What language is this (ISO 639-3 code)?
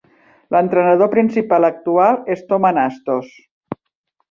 cat